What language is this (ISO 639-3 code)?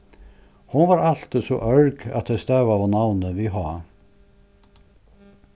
fao